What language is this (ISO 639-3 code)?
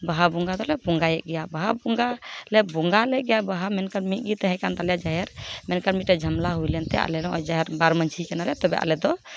sat